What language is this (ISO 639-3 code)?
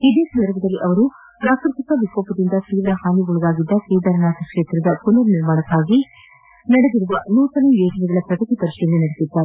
kan